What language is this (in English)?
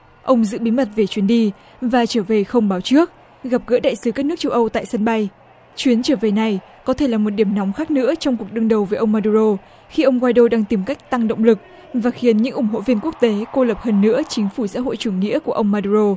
Vietnamese